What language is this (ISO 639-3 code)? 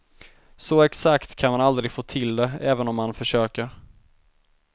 swe